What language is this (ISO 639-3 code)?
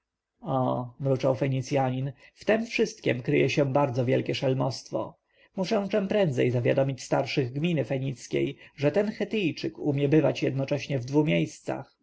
pol